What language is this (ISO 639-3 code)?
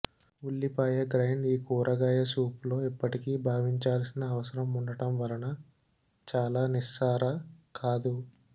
tel